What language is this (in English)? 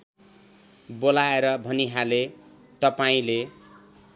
Nepali